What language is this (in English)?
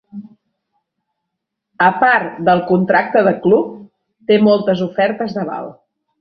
Catalan